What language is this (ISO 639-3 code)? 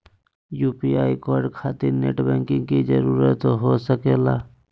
mag